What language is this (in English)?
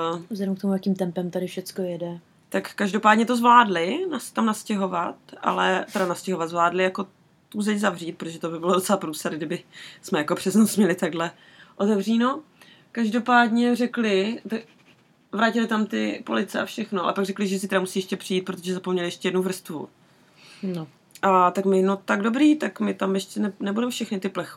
Czech